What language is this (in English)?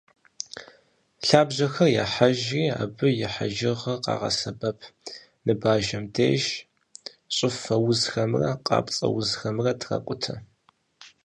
Kabardian